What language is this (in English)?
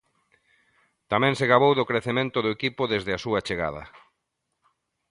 Galician